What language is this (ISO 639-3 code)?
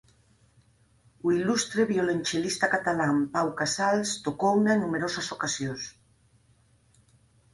glg